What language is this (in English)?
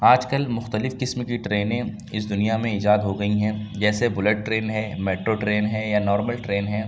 Urdu